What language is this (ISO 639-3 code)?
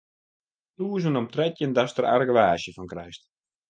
fry